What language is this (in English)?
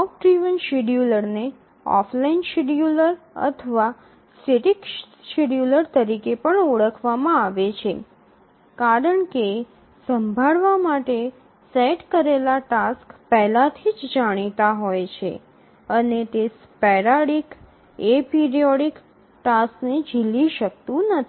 Gujarati